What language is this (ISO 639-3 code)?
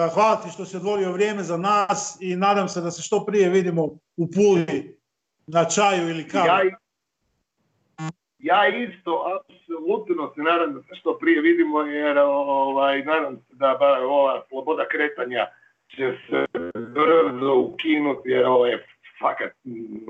hrv